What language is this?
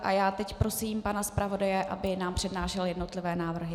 Czech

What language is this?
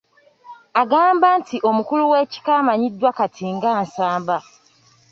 Ganda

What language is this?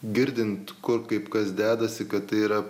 Lithuanian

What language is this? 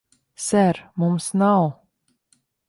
Latvian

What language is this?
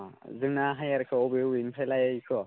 Bodo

